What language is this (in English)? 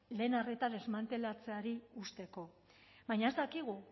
Basque